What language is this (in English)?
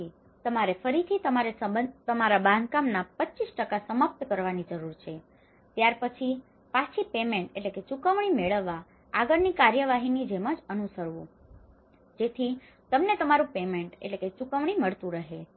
Gujarati